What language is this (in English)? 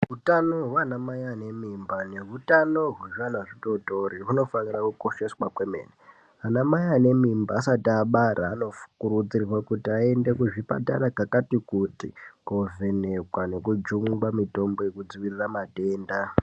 Ndau